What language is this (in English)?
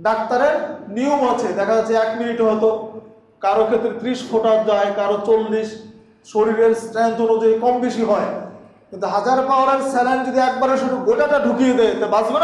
Turkish